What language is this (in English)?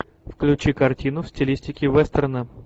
Russian